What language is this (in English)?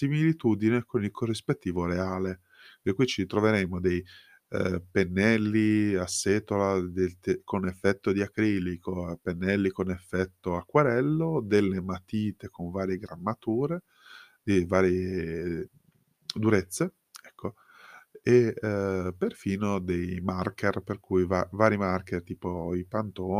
Italian